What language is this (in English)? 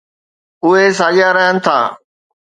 Sindhi